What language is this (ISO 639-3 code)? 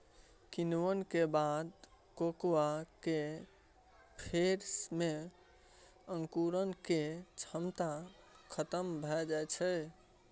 mai